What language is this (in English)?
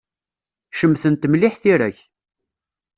Kabyle